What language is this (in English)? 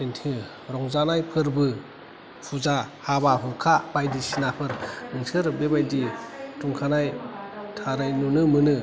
Bodo